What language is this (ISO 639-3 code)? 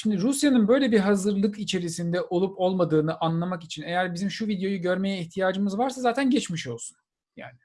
tur